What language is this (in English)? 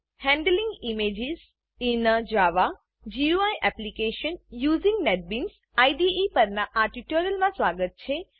Gujarati